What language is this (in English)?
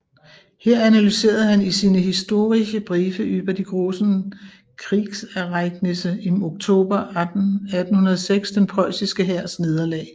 Danish